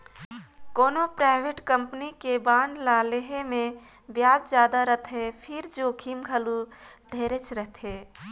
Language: Chhattisgarhi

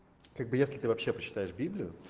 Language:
Russian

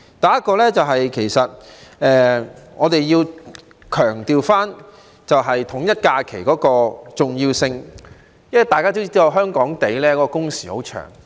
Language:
Cantonese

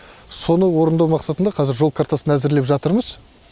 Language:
Kazakh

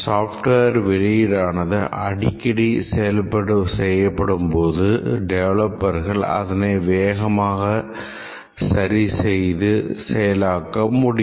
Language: Tamil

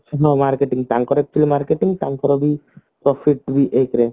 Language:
Odia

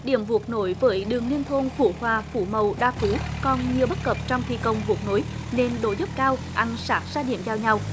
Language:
Vietnamese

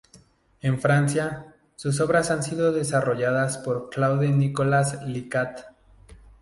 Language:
Spanish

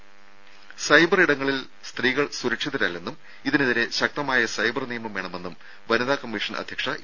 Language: Malayalam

